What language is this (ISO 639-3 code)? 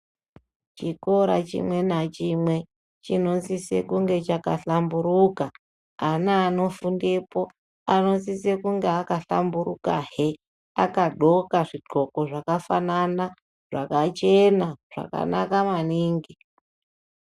ndc